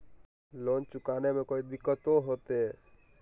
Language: Magahi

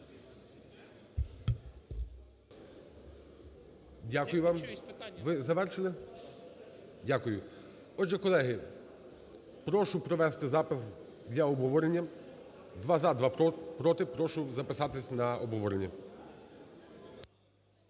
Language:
Ukrainian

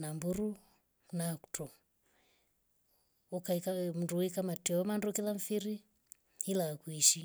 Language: Rombo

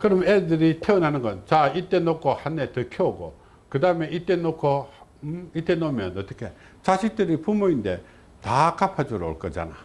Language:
Korean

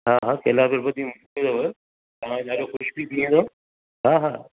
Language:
Sindhi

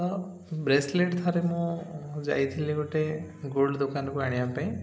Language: Odia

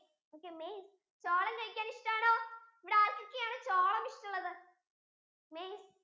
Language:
Malayalam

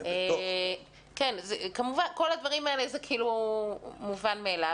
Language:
Hebrew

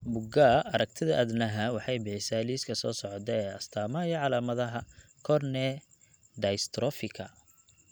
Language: Somali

